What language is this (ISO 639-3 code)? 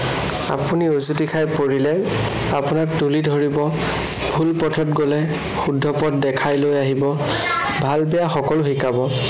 asm